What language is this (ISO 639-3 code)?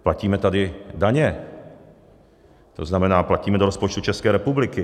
ces